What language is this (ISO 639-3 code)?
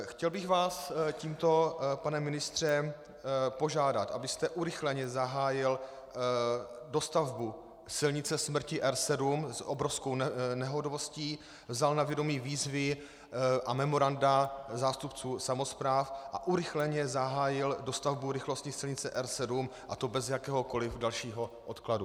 ces